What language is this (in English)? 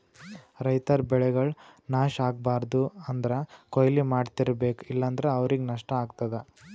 Kannada